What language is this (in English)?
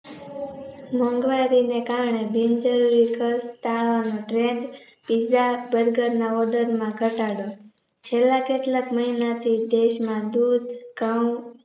Gujarati